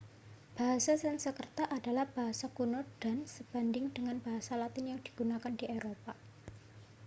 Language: Indonesian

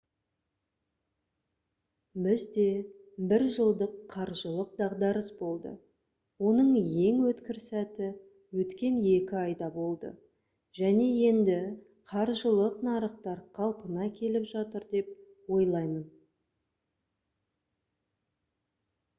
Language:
Kazakh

